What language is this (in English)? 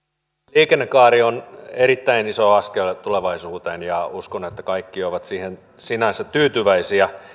Finnish